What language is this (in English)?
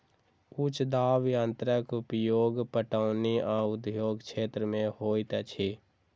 Maithili